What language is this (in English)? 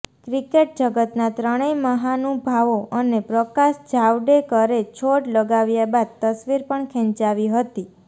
Gujarati